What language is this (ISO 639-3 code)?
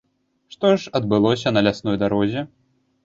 bel